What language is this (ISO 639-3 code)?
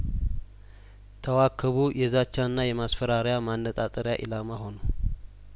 amh